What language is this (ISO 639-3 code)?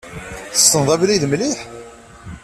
kab